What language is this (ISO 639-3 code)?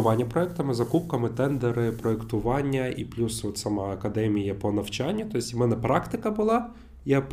ukr